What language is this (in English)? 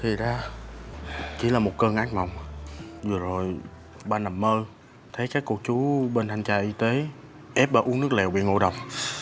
Vietnamese